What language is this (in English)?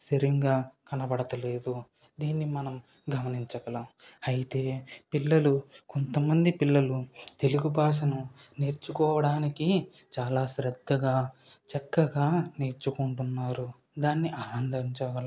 Telugu